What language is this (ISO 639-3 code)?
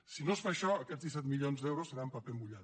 cat